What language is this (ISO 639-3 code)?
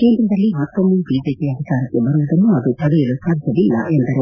kan